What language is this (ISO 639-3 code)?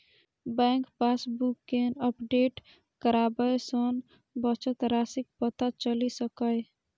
mai